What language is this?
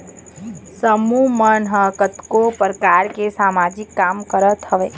Chhattisgarhi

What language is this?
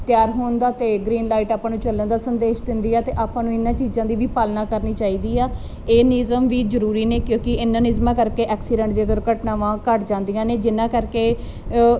Punjabi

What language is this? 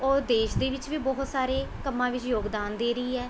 Punjabi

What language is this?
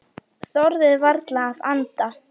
Icelandic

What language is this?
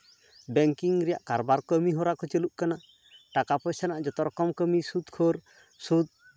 Santali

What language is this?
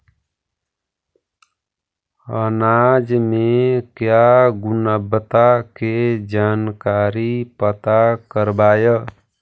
Magahi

